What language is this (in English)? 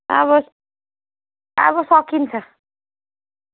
Nepali